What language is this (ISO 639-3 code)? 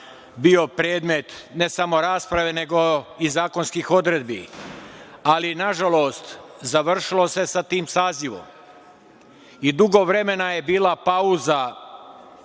srp